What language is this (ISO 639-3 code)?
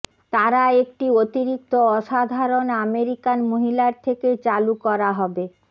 ben